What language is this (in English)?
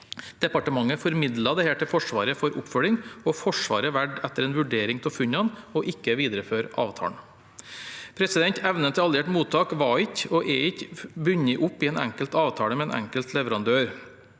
Norwegian